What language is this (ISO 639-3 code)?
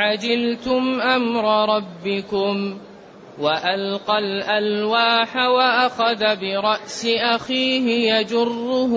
ara